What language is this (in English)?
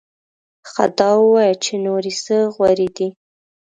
Pashto